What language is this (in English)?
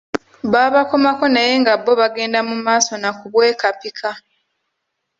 Ganda